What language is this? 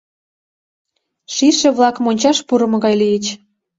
Mari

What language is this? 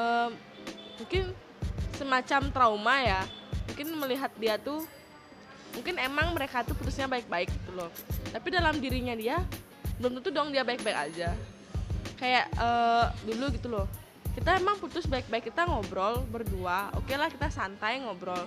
Indonesian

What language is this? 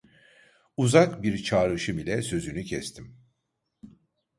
Turkish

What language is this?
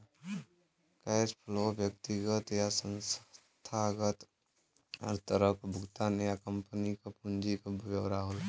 Bhojpuri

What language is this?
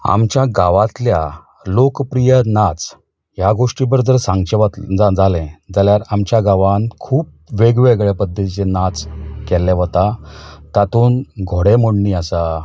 Konkani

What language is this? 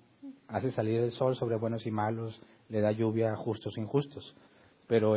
Spanish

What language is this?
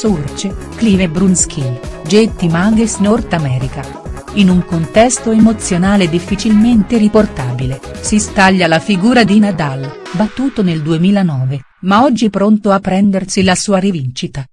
Italian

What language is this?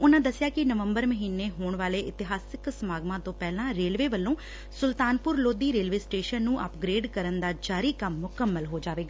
Punjabi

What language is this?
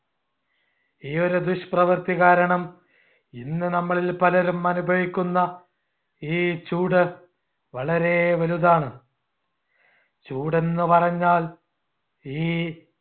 Malayalam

